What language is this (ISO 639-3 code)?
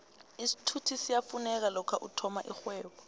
nbl